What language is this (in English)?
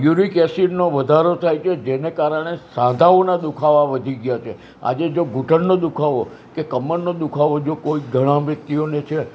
Gujarati